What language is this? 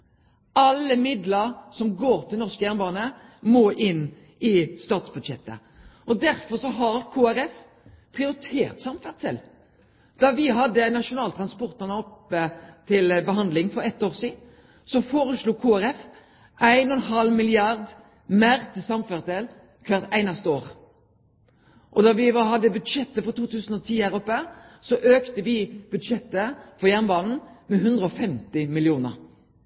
Norwegian Nynorsk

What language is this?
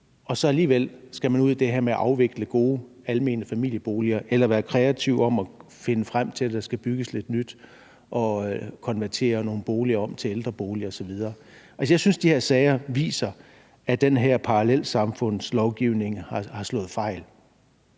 Danish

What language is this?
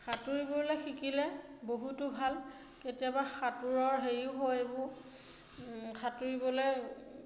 Assamese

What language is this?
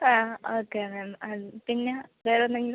Malayalam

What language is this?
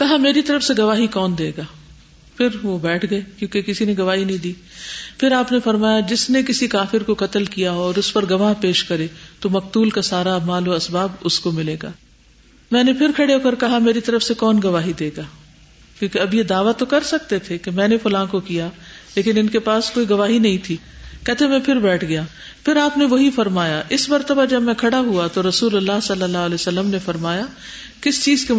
Urdu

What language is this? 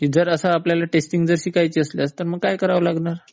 Marathi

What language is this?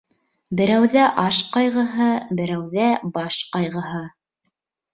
Bashkir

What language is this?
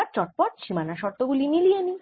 Bangla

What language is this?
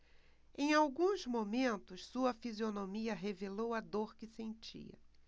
Portuguese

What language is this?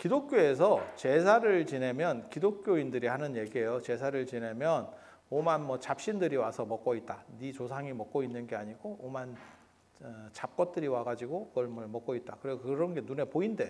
Korean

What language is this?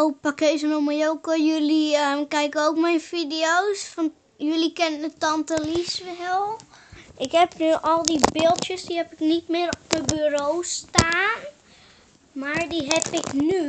Dutch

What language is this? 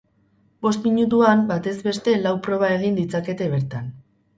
Basque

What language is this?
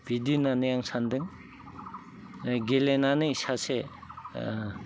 Bodo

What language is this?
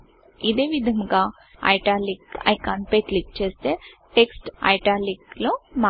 Telugu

